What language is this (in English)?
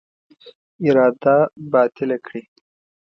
Pashto